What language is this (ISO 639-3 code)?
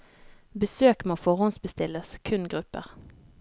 nor